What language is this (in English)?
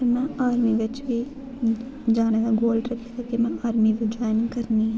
Dogri